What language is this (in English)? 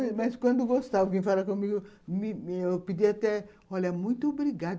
Portuguese